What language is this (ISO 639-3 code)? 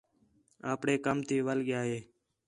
xhe